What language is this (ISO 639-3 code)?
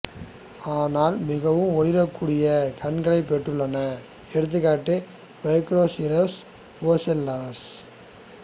tam